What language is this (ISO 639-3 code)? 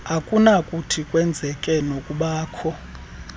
xho